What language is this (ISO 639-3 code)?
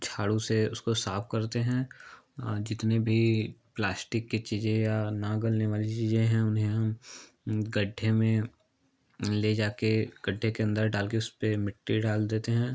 hin